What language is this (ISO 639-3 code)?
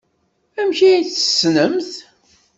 kab